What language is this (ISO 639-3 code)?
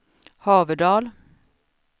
swe